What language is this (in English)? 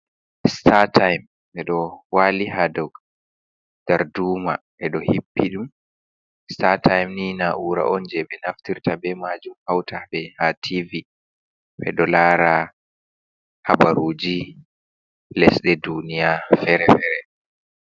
Fula